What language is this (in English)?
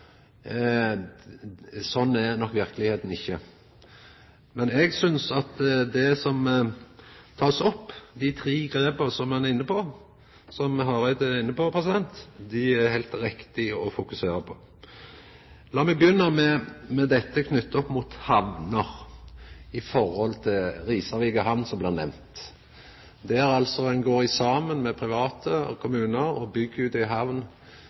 Norwegian Nynorsk